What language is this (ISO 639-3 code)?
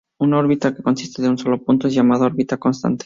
spa